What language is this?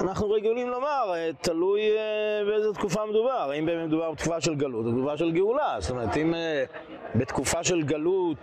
Hebrew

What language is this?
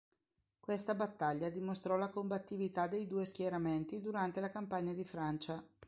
Italian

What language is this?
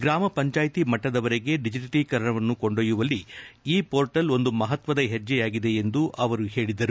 Kannada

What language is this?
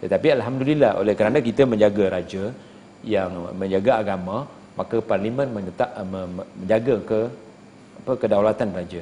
Malay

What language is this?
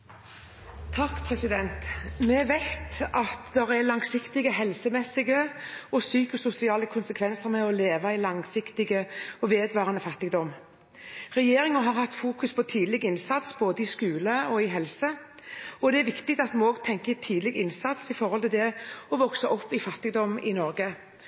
Norwegian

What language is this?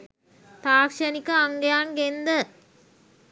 Sinhala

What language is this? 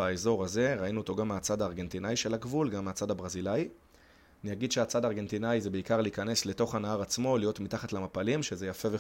Hebrew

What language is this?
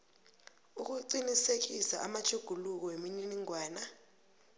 South Ndebele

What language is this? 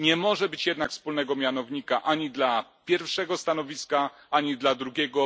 Polish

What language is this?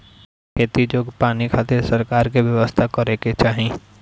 Bhojpuri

